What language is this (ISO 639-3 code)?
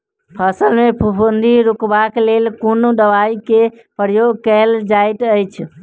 mai